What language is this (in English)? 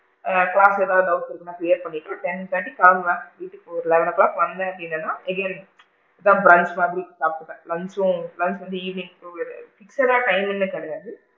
Tamil